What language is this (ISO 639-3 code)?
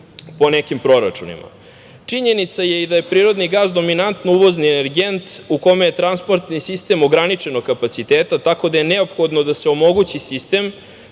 srp